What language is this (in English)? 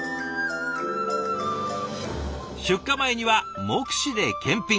Japanese